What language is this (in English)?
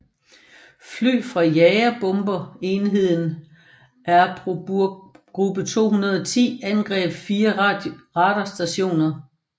Danish